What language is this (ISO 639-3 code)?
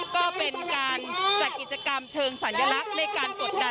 tha